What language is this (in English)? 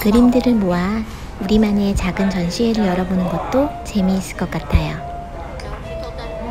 Korean